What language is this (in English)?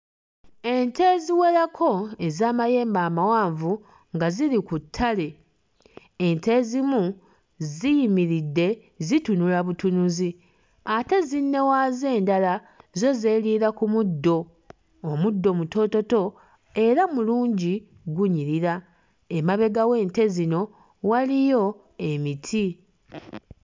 Ganda